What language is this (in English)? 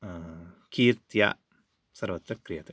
Sanskrit